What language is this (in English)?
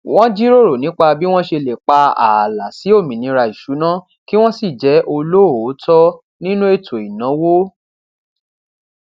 Yoruba